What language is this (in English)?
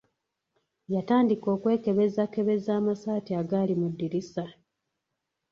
Ganda